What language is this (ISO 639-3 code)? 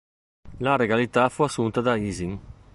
ita